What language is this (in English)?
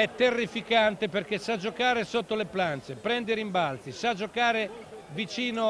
Italian